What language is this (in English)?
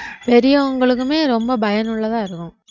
Tamil